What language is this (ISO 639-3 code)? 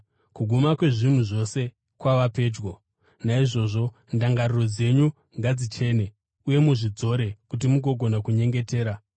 sna